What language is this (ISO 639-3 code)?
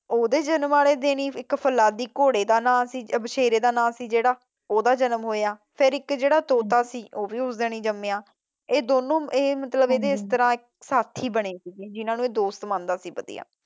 pan